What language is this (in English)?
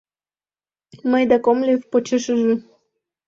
Mari